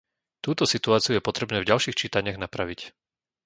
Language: Slovak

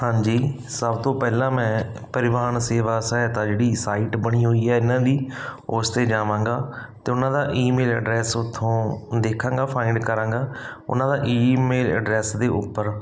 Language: Punjabi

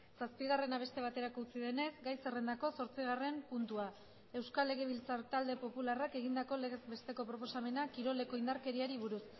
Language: Basque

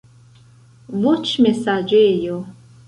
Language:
Esperanto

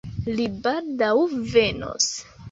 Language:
Esperanto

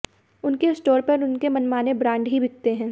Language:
Hindi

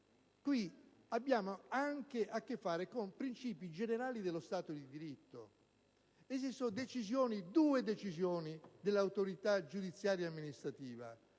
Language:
Italian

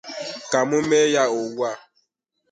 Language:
Igbo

